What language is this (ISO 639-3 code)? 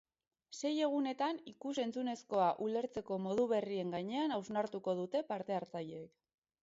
eus